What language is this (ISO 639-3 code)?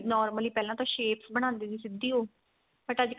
pan